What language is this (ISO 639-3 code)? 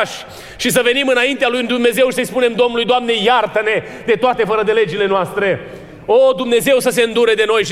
ron